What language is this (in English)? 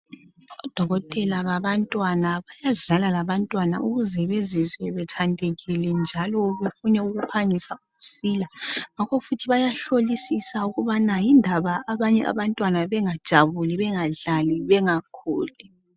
North Ndebele